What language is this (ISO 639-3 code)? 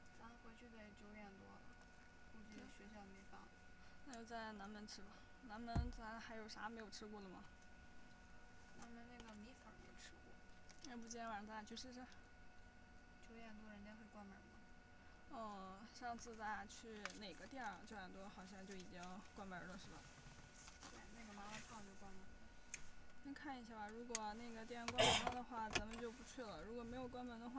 zho